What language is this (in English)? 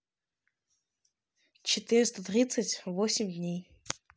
Russian